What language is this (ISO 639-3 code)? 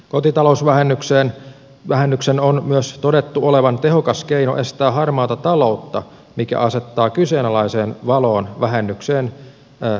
fin